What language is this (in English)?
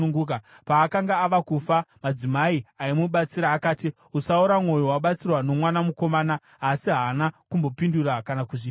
Shona